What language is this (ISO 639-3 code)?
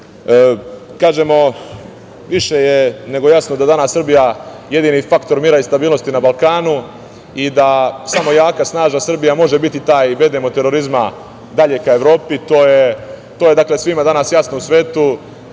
srp